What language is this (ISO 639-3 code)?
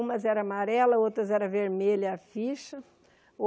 por